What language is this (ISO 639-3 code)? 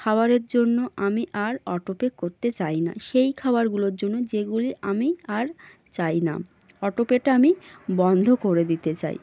ben